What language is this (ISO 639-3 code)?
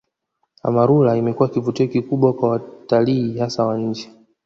swa